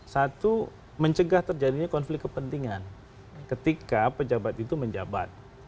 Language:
Indonesian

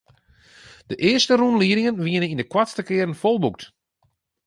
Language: Western Frisian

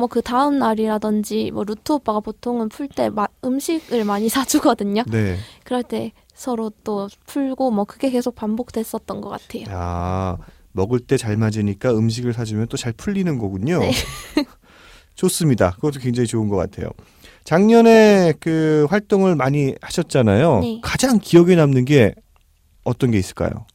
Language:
Korean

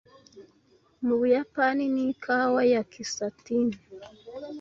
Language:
Kinyarwanda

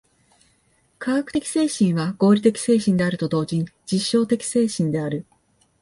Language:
Japanese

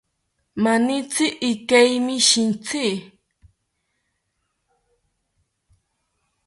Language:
South Ucayali Ashéninka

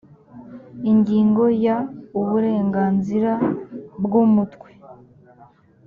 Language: Kinyarwanda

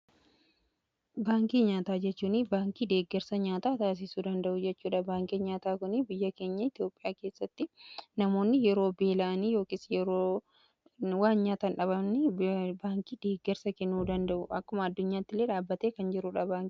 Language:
Oromo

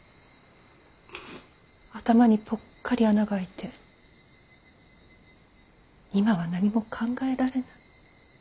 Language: Japanese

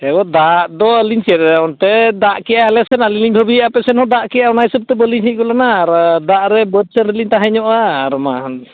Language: Santali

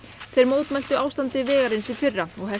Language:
Icelandic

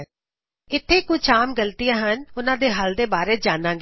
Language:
Punjabi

